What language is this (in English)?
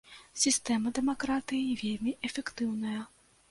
Belarusian